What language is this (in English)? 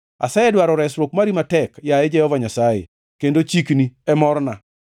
Luo (Kenya and Tanzania)